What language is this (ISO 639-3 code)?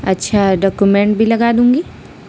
urd